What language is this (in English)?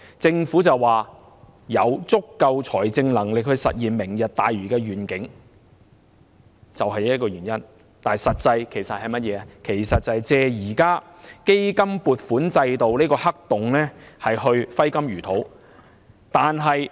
Cantonese